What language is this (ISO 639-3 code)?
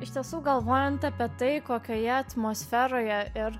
lit